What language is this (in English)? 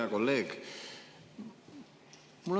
Estonian